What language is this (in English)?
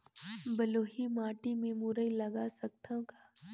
Chhattisgarhi